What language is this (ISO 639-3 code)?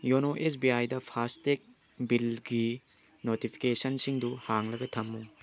mni